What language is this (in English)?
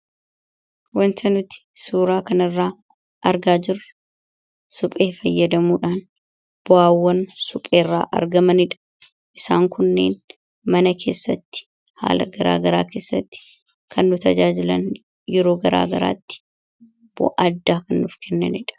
Oromo